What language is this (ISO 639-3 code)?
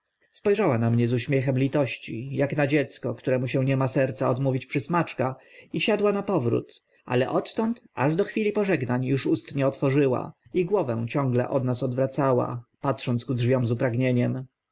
pol